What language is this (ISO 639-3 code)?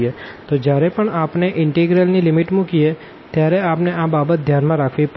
guj